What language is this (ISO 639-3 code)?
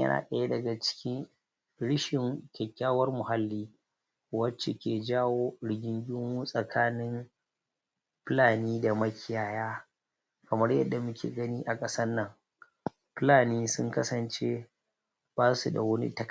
hau